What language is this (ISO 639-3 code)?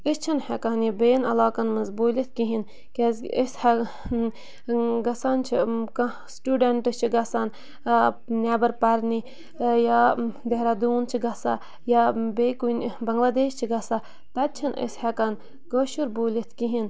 kas